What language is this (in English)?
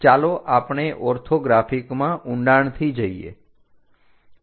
Gujarati